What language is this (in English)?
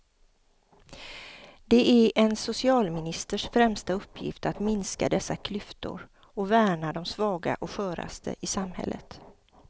Swedish